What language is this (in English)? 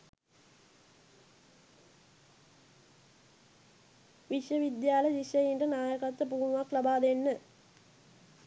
Sinhala